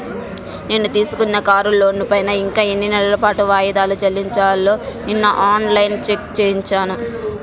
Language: Telugu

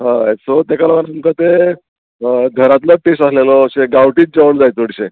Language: Konkani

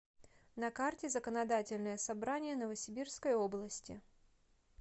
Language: Russian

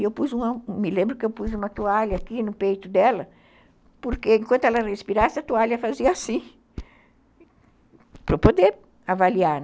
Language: Portuguese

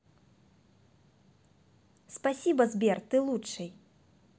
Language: Russian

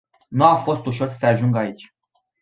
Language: Romanian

